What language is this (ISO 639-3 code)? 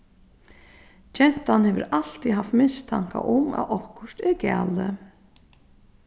fao